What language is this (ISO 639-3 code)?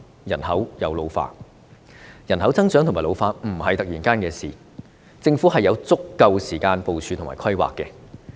yue